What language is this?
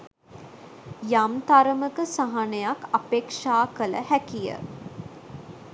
Sinhala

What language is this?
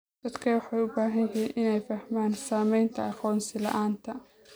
Somali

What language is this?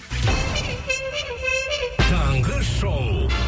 Kazakh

